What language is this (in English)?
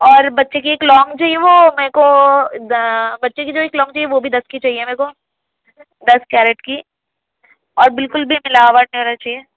Urdu